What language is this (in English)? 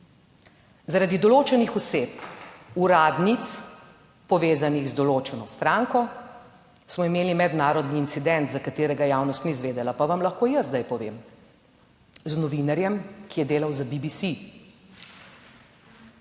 Slovenian